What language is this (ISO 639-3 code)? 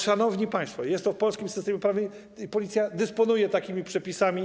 pol